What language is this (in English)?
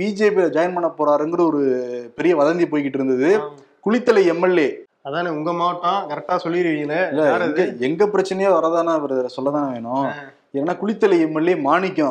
Tamil